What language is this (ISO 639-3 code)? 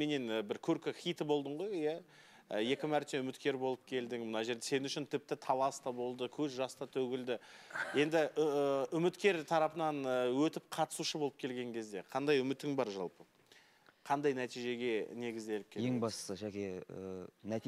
tur